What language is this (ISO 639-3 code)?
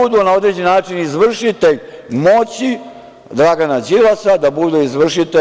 srp